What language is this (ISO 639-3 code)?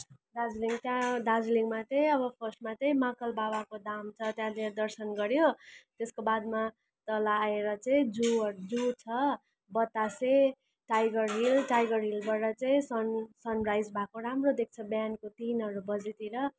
nep